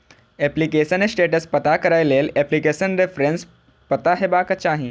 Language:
Maithili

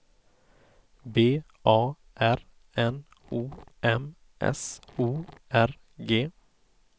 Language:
Swedish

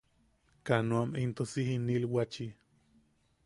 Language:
Yaqui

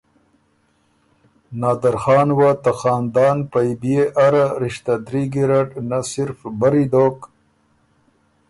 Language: Ormuri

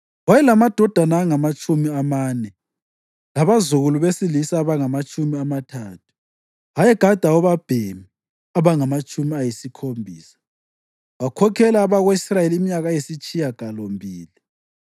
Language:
North Ndebele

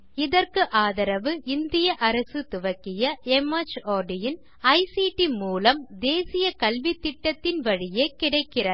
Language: Tamil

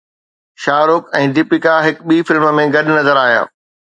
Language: Sindhi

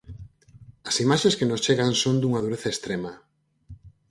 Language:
Galician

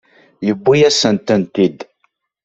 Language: Kabyle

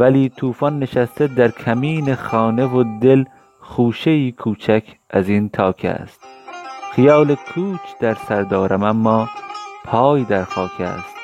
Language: Persian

